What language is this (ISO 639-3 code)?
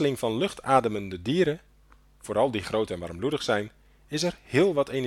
nld